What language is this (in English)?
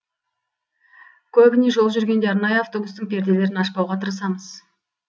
Kazakh